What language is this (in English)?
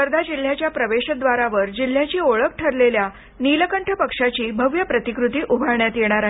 Marathi